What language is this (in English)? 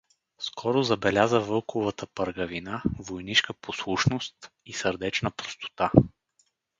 Bulgarian